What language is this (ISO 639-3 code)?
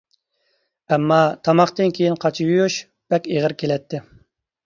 uig